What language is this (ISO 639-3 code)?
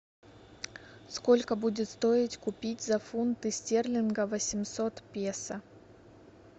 rus